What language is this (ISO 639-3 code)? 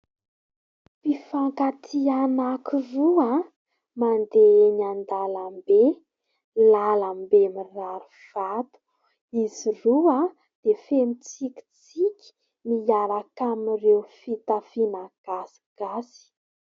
mlg